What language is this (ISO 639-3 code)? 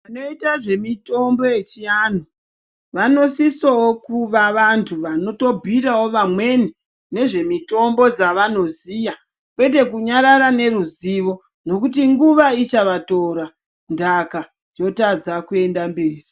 ndc